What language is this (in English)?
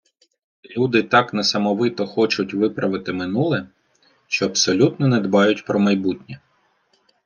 Ukrainian